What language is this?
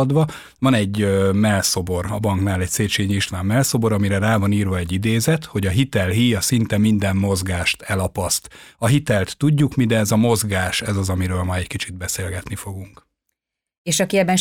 Hungarian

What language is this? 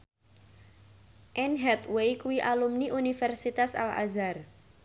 Javanese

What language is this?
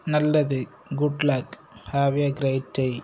Tamil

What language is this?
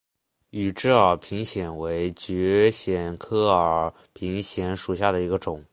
Chinese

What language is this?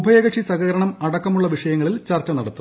Malayalam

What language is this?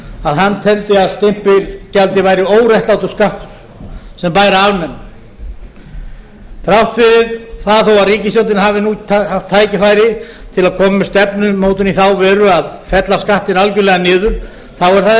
Icelandic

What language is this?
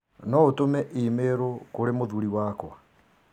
Kikuyu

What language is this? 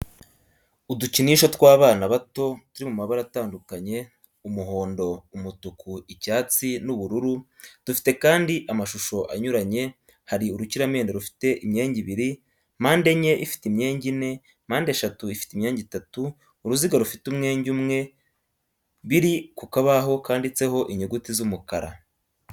Kinyarwanda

